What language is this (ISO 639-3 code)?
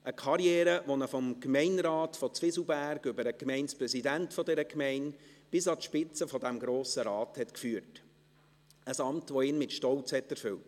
gsw